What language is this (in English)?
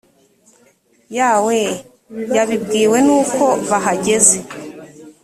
Kinyarwanda